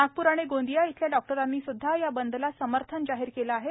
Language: Marathi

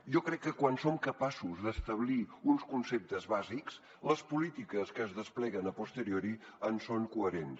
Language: Catalan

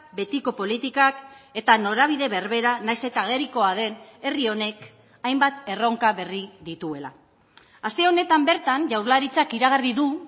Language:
Basque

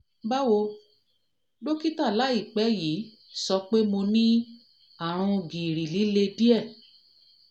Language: Yoruba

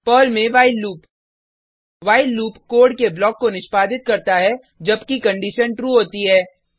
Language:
Hindi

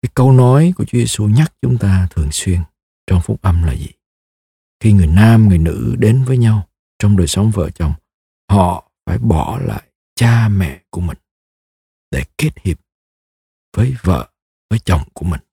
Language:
Vietnamese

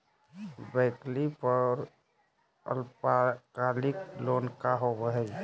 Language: Magahi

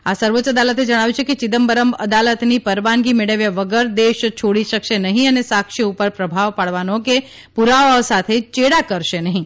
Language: Gujarati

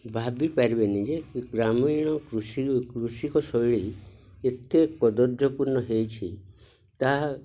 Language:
Odia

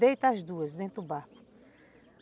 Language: Portuguese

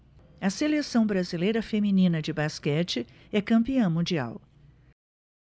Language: Portuguese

